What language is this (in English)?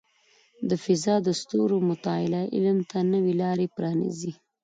Pashto